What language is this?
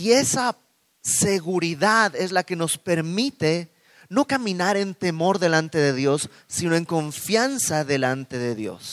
Spanish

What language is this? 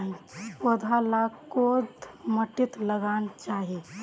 Magahi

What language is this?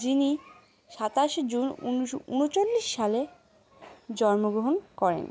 Bangla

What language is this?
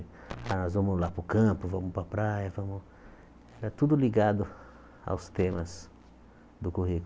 Portuguese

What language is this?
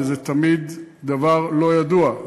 Hebrew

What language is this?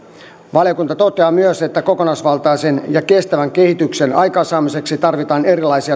Finnish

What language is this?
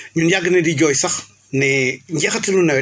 Wolof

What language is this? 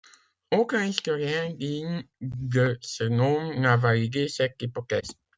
French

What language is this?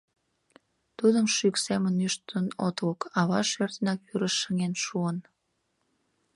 Mari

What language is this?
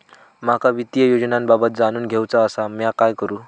Marathi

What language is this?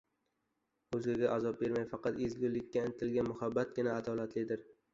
Uzbek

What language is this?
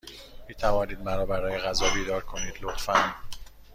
Persian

